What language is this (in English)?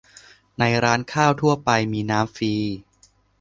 Thai